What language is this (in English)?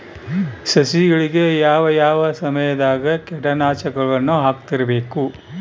Kannada